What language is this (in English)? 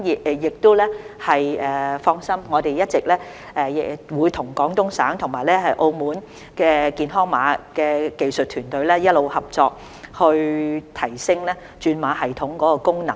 Cantonese